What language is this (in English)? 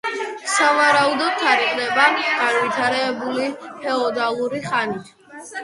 Georgian